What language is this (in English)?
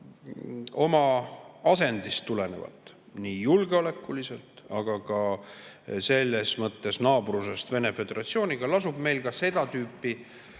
Estonian